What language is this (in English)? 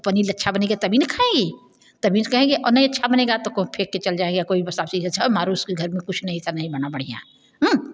Hindi